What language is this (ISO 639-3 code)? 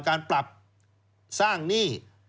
tha